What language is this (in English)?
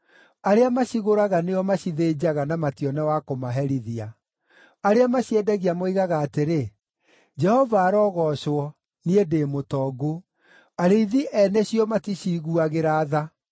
Kikuyu